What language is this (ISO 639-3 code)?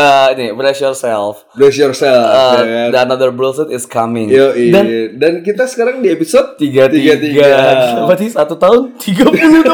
ind